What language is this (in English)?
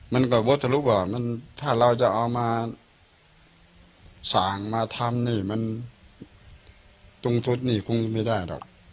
Thai